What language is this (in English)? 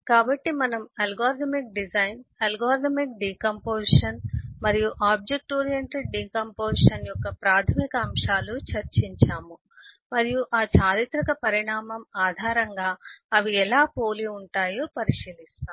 Telugu